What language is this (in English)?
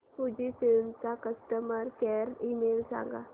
Marathi